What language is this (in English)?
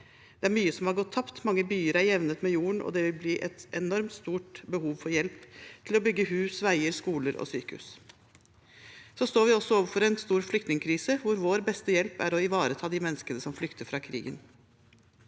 Norwegian